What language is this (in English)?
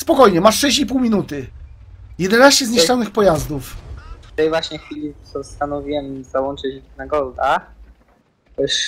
Polish